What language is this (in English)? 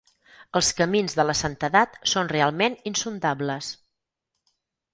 Catalan